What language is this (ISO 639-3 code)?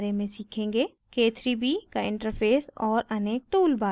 hin